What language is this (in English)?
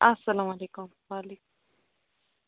Kashmiri